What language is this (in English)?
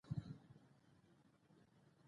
Pashto